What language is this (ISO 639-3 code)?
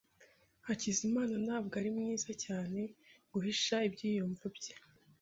kin